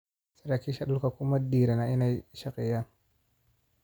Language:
Somali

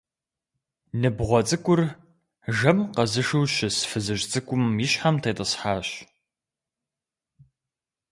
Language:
Kabardian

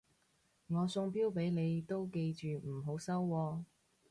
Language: Cantonese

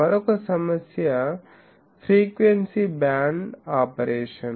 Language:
Telugu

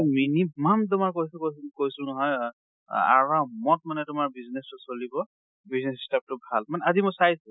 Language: Assamese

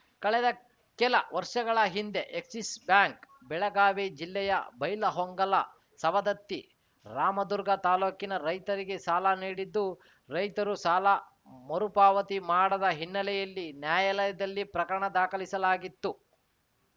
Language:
Kannada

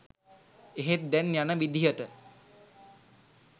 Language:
Sinhala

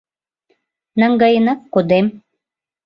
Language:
Mari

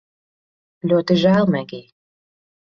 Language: Latvian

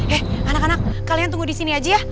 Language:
Indonesian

